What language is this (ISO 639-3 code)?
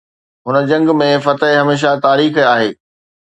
snd